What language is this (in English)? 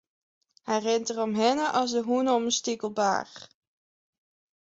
Western Frisian